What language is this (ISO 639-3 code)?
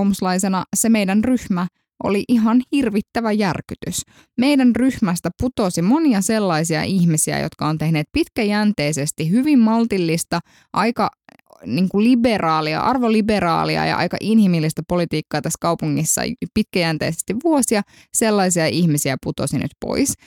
fin